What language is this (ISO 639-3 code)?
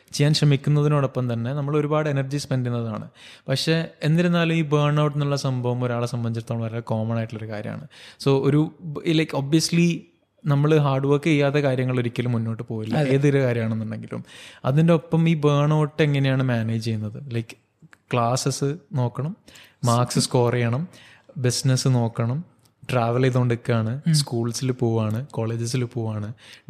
mal